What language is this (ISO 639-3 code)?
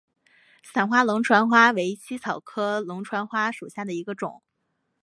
zho